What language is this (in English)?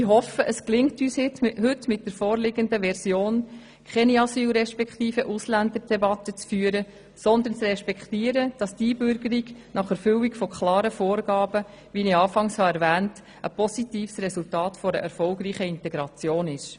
Swiss German